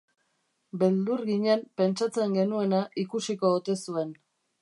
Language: Basque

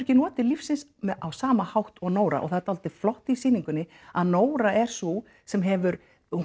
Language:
Icelandic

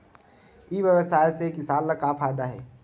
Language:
Chhattisgarhi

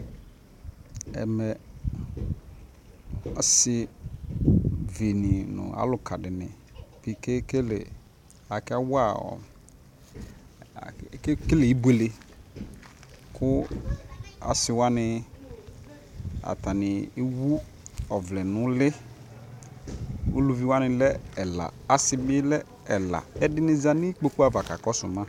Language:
Ikposo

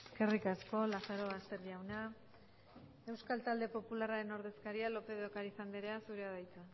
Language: Basque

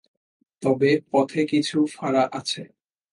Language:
Bangla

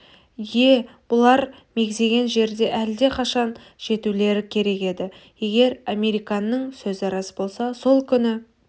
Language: Kazakh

